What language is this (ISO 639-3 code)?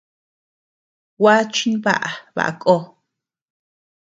cux